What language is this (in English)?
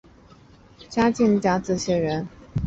Chinese